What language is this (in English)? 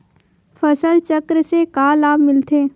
Chhattisgarhi